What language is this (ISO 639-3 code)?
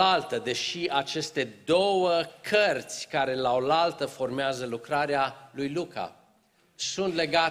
ron